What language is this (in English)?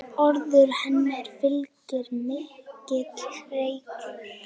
Icelandic